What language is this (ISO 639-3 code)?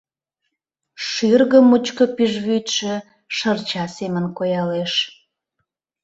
chm